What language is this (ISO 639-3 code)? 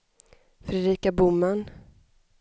swe